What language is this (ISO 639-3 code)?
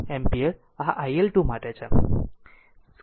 guj